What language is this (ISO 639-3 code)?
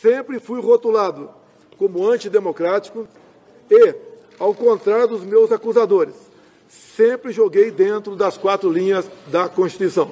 spa